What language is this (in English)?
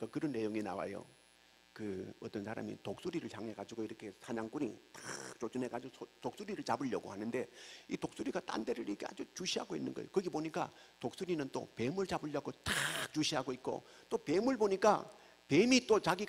Korean